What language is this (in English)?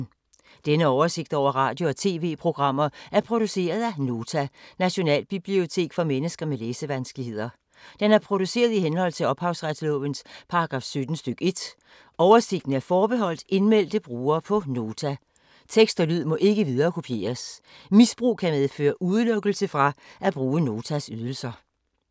Danish